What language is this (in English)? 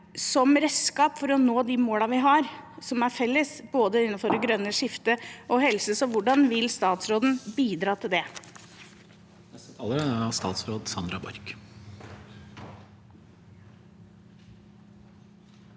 Norwegian